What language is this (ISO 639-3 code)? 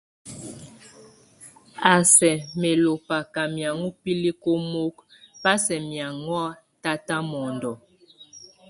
tvu